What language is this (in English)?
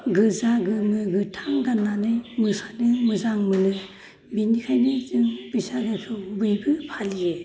Bodo